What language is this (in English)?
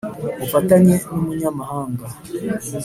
Kinyarwanda